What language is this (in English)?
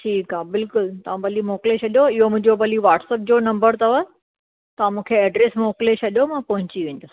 Sindhi